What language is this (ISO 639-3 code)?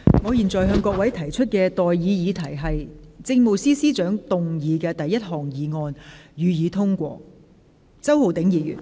yue